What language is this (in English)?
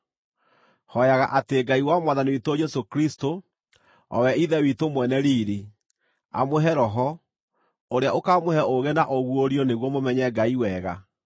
Kikuyu